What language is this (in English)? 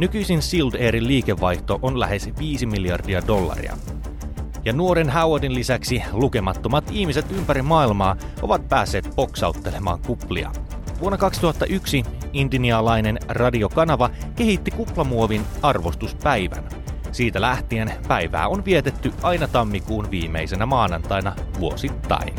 Finnish